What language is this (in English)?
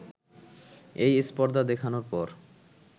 Bangla